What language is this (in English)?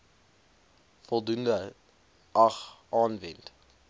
Afrikaans